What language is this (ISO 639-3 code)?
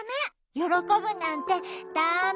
jpn